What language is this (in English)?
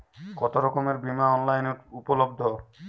Bangla